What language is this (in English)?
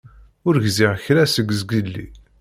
Kabyle